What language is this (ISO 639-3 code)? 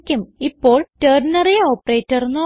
mal